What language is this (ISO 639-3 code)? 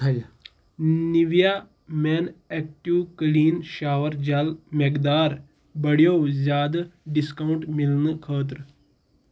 kas